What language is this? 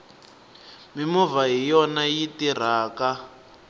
Tsonga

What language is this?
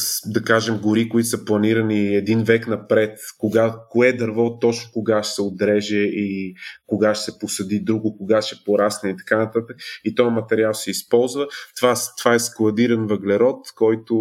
Bulgarian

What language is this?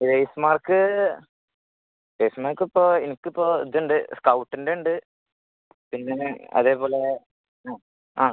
Malayalam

